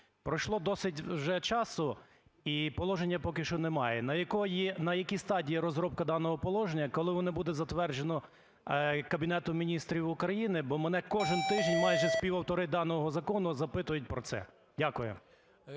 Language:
Ukrainian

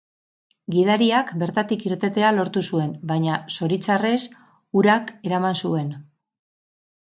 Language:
Basque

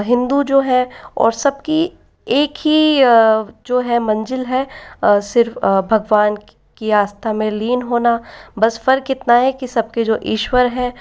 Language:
Hindi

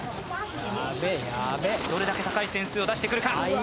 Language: Japanese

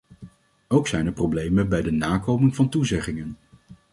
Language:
Dutch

